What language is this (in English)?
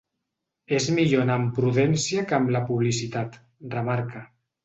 Catalan